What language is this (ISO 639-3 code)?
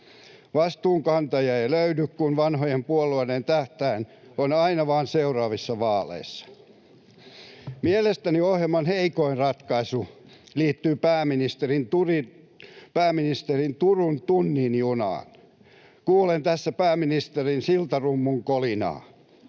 fin